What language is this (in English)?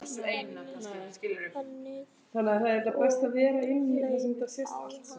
Icelandic